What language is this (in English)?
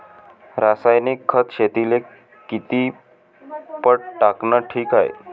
Marathi